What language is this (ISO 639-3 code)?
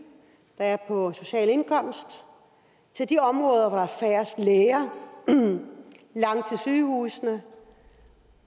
dan